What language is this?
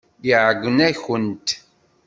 Kabyle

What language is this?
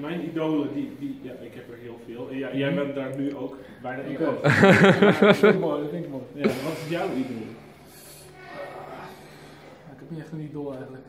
Dutch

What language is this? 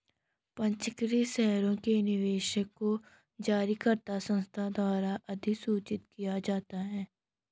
Hindi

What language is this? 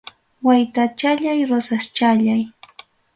Ayacucho Quechua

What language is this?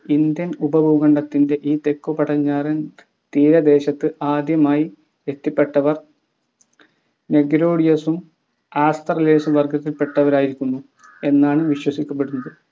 Malayalam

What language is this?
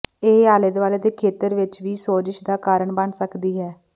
Punjabi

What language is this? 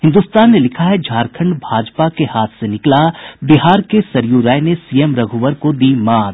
Hindi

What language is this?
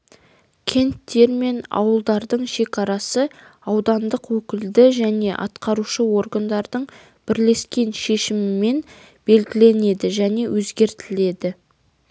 Kazakh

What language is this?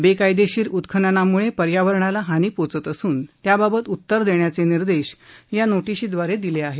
Marathi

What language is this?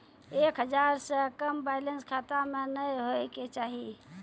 Maithili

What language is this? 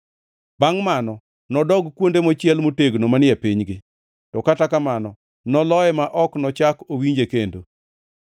Luo (Kenya and Tanzania)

